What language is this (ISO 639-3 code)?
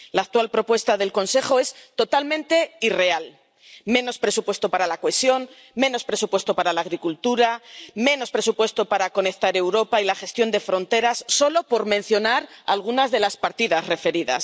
spa